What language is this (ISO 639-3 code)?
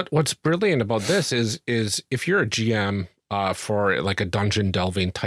eng